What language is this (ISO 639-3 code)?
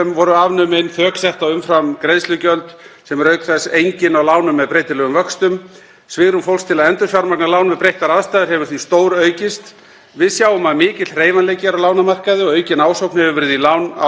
isl